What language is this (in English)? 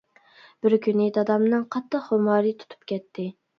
Uyghur